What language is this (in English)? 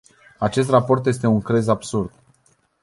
Romanian